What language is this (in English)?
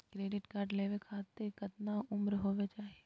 Magahi